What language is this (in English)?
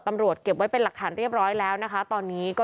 Thai